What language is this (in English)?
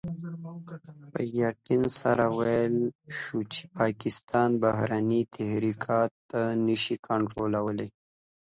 Pashto